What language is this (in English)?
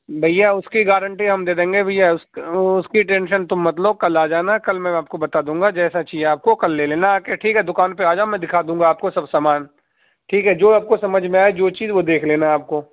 Urdu